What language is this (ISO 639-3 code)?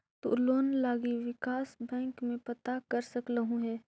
mag